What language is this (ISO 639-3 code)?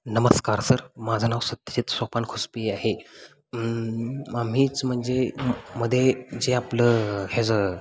mar